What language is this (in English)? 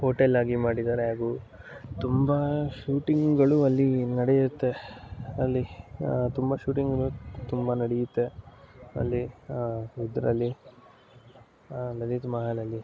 Kannada